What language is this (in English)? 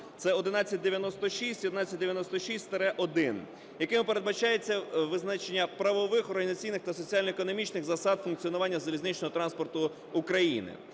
Ukrainian